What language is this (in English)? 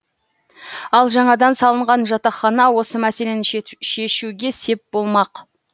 Kazakh